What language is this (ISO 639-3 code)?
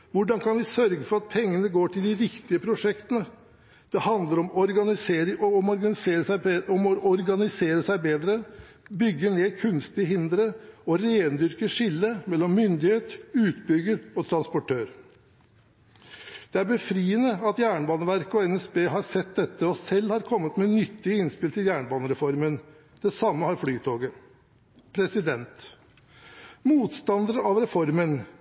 nob